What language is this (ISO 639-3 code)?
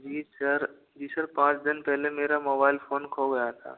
hin